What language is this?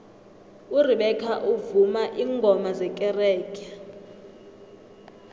South Ndebele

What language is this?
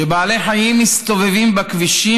Hebrew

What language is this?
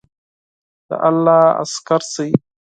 Pashto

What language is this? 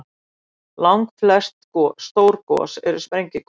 Icelandic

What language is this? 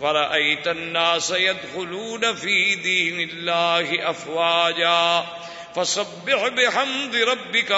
Urdu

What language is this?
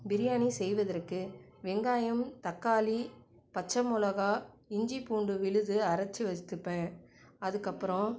Tamil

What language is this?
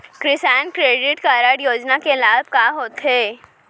Chhattisgarhi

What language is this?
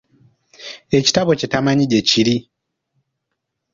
Ganda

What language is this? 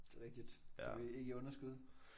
Danish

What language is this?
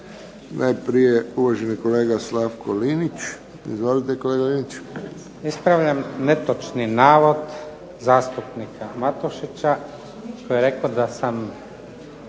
Croatian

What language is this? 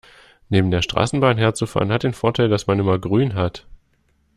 German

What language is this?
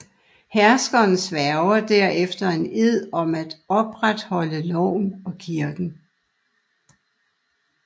Danish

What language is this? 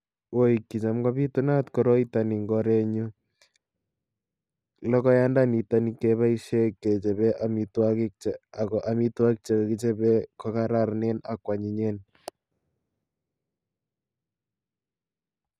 Kalenjin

